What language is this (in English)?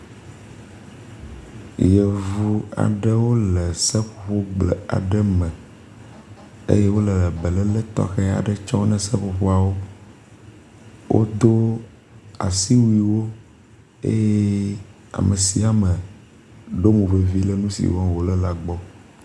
Ewe